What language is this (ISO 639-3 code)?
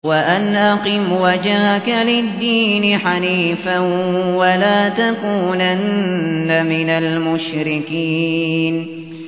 ara